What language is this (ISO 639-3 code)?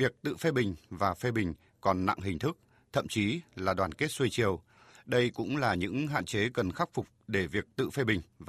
vie